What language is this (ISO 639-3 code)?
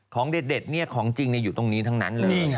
tha